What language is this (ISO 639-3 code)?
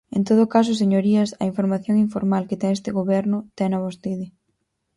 glg